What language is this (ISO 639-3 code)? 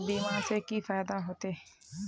mag